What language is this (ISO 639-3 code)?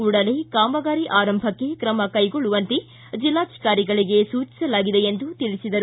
kan